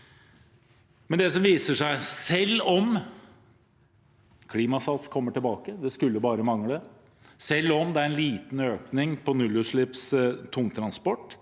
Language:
Norwegian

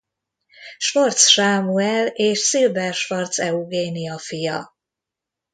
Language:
Hungarian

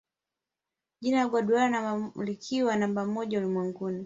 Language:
Swahili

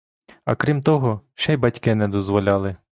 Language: Ukrainian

